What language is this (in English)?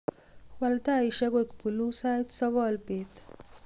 Kalenjin